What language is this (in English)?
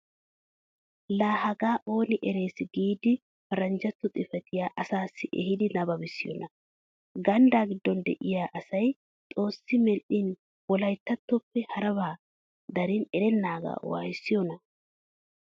Wolaytta